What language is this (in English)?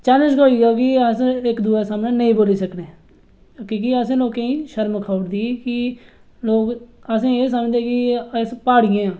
Dogri